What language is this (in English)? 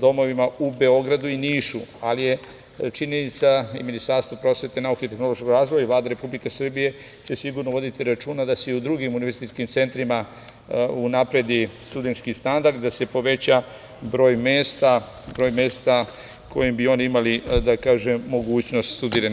Serbian